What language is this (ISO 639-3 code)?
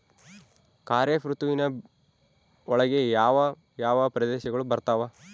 kan